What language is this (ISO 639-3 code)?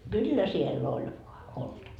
fin